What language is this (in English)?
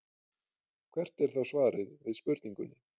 Icelandic